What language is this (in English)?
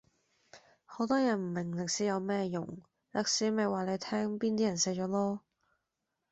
Cantonese